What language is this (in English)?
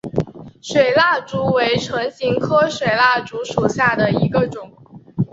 Chinese